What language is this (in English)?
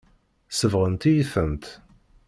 Kabyle